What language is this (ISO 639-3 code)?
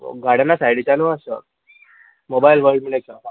kok